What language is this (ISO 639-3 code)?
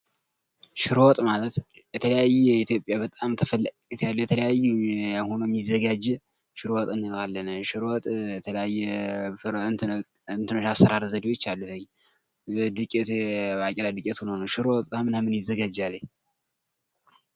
amh